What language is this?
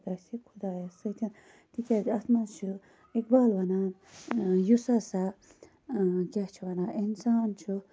Kashmiri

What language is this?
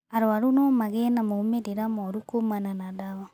Kikuyu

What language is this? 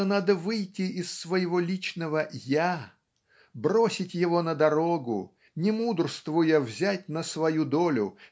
Russian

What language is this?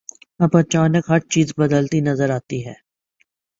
Urdu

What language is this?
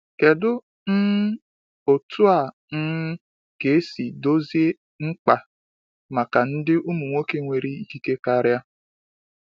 Igbo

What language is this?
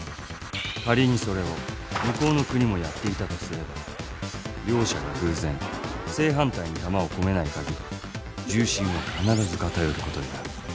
Japanese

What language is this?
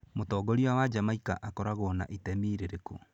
Kikuyu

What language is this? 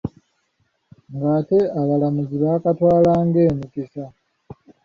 Ganda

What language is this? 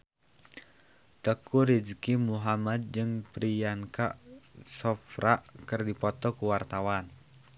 Sundanese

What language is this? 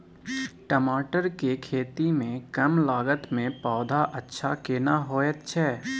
Maithili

